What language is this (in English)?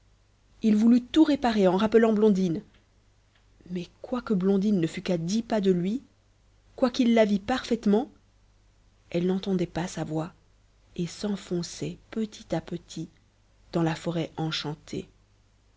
French